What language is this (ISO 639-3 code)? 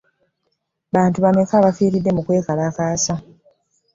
lug